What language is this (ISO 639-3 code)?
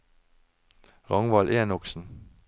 nor